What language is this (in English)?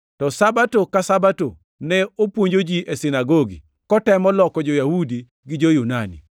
Luo (Kenya and Tanzania)